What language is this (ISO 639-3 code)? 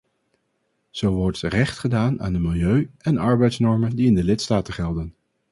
nld